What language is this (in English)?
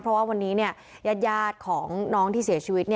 Thai